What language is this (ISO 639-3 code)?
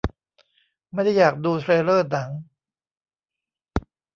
tha